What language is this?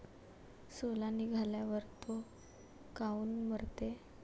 Marathi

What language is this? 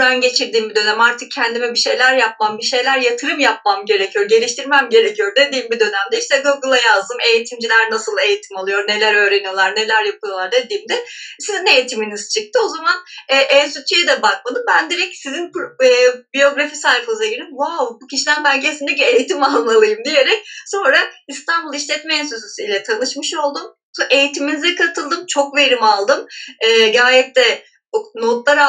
Turkish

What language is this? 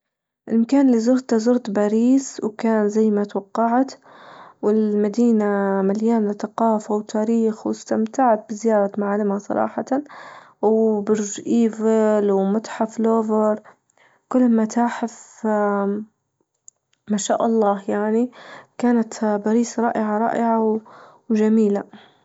Libyan Arabic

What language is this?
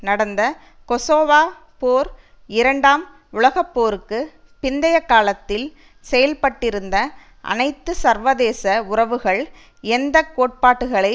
Tamil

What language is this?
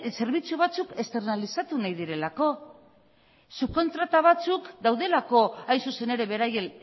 Basque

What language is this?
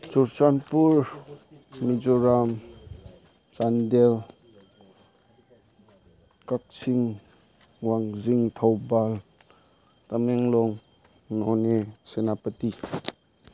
Manipuri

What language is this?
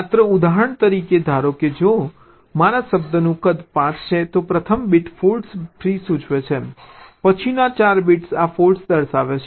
Gujarati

